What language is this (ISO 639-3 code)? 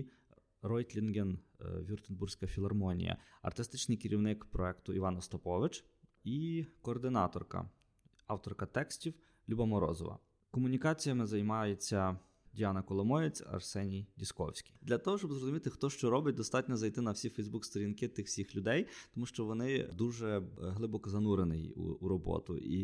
ukr